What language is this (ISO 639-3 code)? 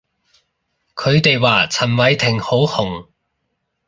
yue